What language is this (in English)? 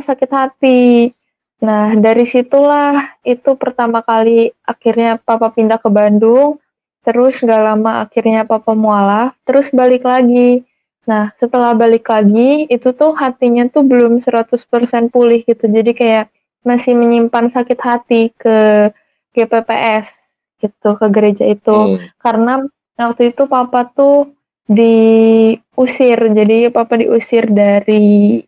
Indonesian